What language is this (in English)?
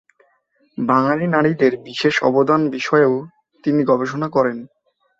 Bangla